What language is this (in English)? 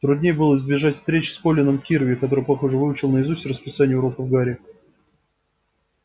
Russian